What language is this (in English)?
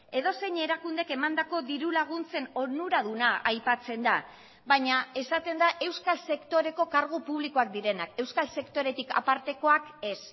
Basque